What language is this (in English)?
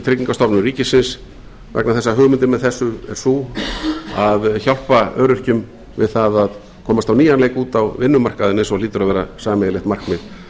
Icelandic